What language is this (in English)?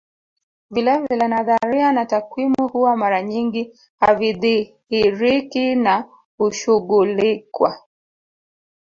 Swahili